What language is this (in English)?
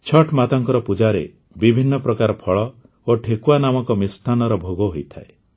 Odia